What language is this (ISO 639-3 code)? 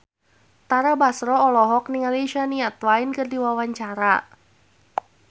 sun